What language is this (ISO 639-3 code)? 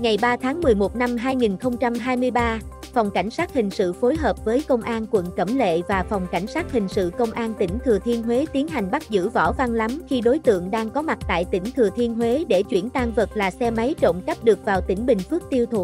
vie